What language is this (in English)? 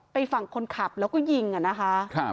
Thai